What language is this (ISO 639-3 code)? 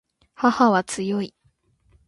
jpn